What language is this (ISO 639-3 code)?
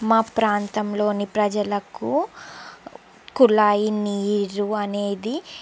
tel